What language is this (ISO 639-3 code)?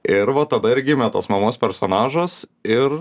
lit